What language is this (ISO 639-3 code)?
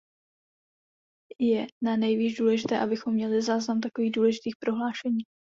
ces